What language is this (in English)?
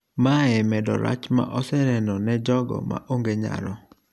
Luo (Kenya and Tanzania)